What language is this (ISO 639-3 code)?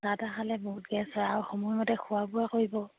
asm